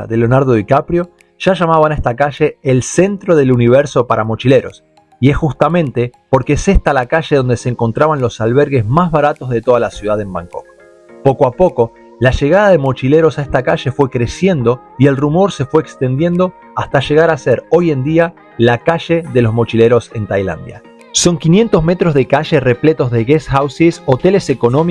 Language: Spanish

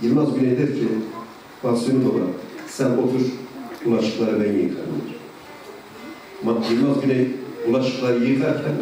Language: Turkish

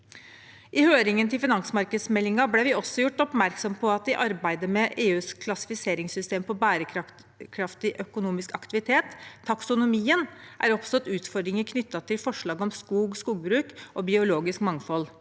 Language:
Norwegian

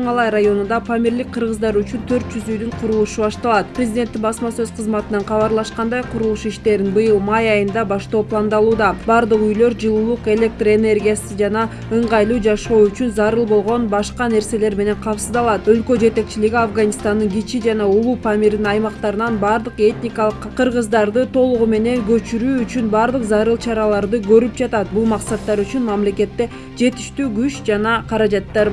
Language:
Turkish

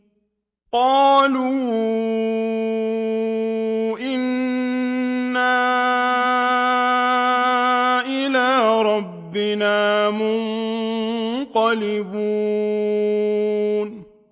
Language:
Arabic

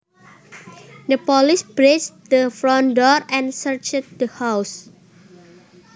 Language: Javanese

